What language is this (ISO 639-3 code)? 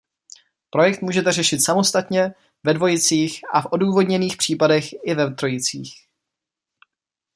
ces